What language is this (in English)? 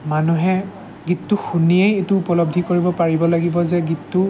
Assamese